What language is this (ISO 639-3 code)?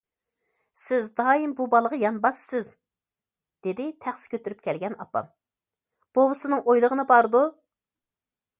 uig